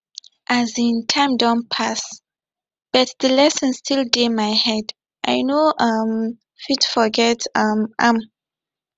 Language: Nigerian Pidgin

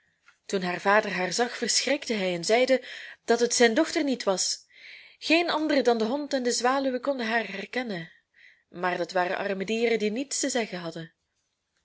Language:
Dutch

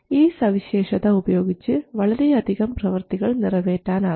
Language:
Malayalam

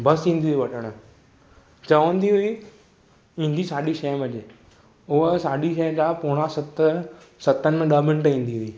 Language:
Sindhi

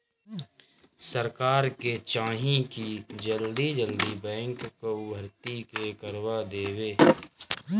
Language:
Bhojpuri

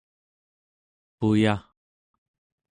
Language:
Central Yupik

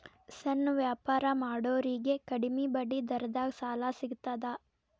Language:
Kannada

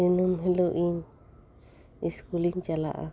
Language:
Santali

